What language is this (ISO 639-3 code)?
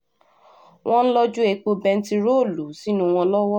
yor